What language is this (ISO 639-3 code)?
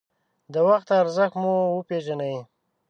pus